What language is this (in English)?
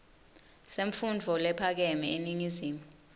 Swati